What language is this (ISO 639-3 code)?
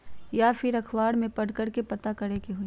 mag